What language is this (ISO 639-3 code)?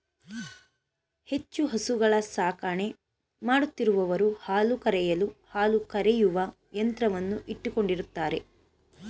kan